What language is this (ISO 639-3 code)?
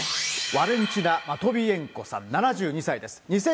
jpn